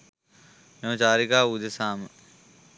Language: Sinhala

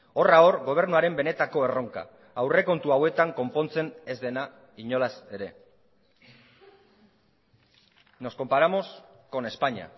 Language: Basque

